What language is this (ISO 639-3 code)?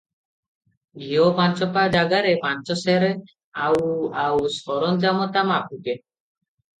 ori